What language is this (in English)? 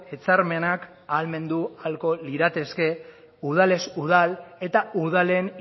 Basque